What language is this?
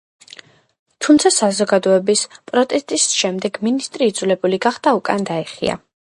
Georgian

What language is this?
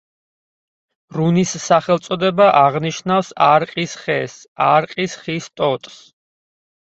Georgian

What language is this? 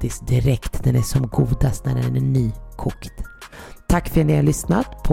Swedish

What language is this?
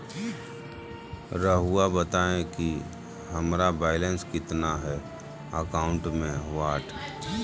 Magahi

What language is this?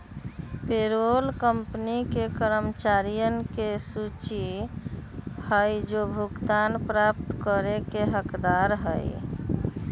Magahi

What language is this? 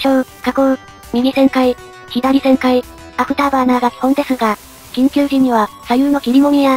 Japanese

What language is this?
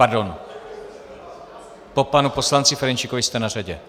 Czech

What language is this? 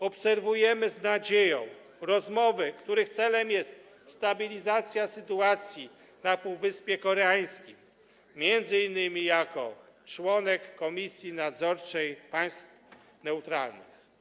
Polish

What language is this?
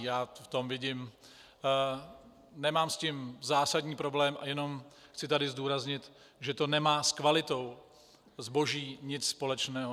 Czech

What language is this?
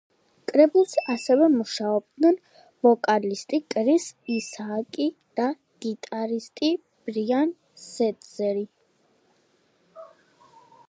Georgian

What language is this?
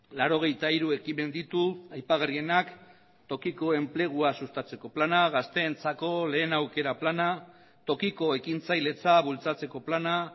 Basque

